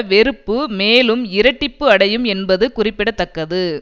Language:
Tamil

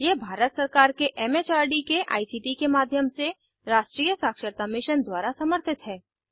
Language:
Hindi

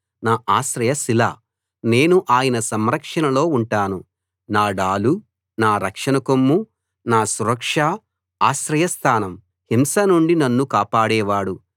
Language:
Telugu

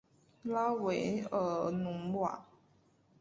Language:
Chinese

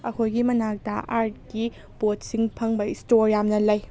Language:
Manipuri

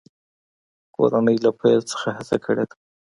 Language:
Pashto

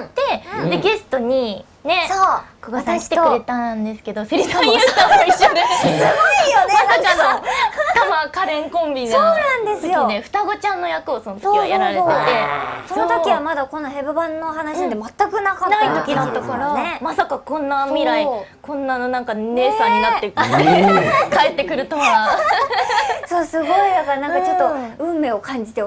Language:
Japanese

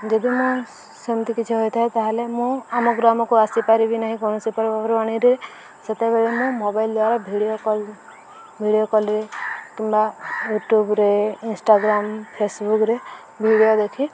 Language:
Odia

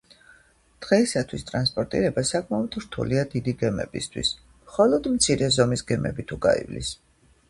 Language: Georgian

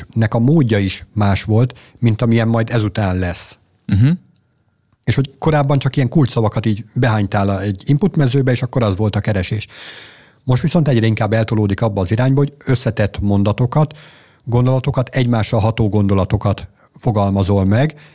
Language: Hungarian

